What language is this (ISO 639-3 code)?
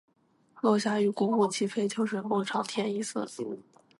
zho